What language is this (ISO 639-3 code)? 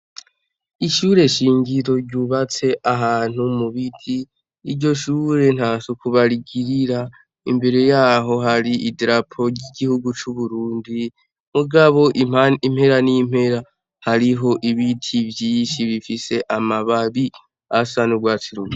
run